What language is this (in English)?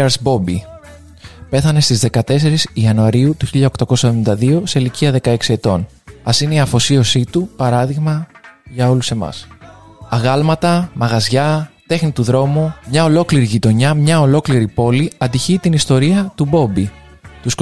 Greek